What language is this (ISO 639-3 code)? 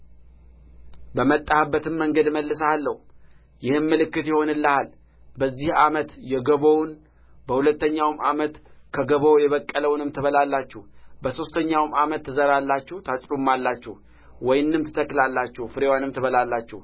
amh